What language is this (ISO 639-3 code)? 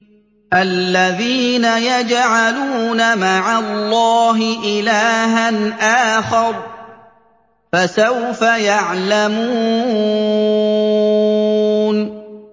ara